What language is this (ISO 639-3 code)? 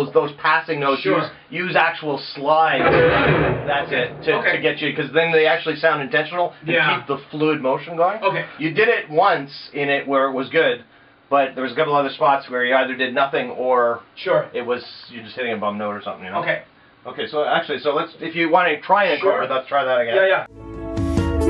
eng